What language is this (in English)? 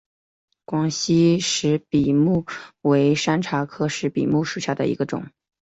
Chinese